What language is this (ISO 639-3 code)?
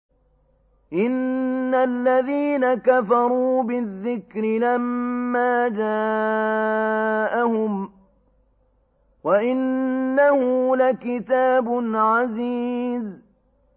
ara